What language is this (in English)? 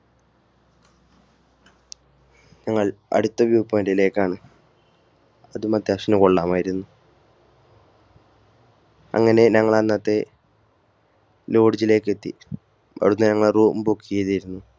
Malayalam